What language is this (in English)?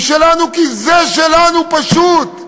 Hebrew